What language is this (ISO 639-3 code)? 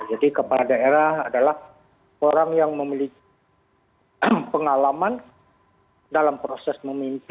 ind